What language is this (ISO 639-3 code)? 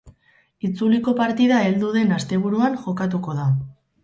eus